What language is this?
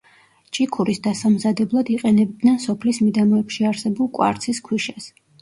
Georgian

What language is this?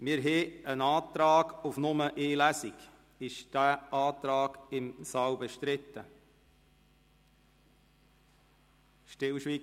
Swiss German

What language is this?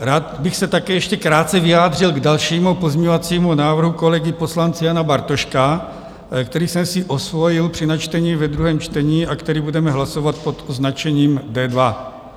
Czech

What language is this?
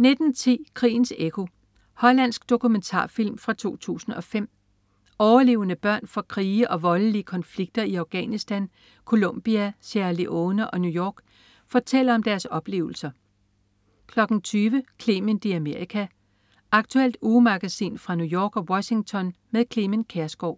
Danish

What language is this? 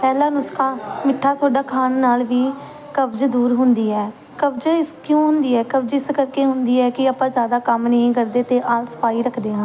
Punjabi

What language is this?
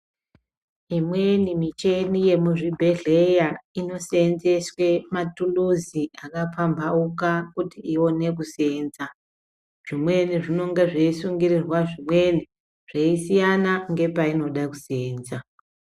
Ndau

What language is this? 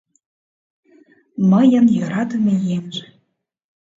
Mari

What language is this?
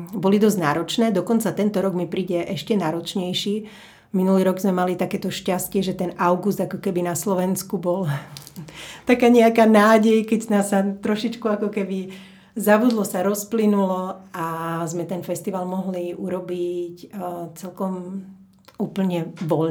Slovak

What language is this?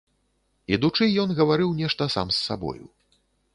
Belarusian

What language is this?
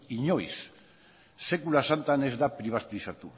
Basque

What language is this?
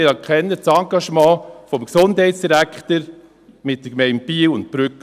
Swiss German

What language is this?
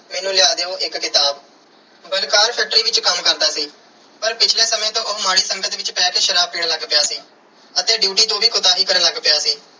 Punjabi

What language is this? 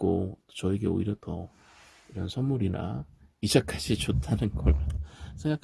Korean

